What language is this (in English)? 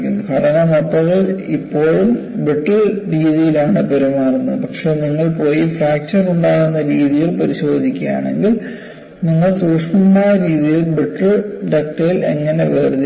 Malayalam